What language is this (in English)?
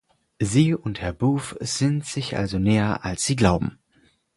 German